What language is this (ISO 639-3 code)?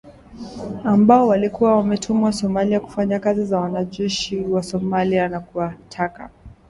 swa